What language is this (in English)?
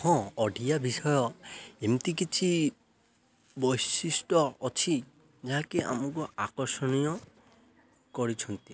Odia